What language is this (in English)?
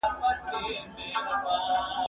Pashto